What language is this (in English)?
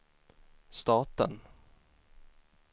Swedish